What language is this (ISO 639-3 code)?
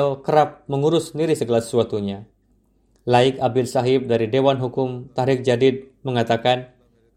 ind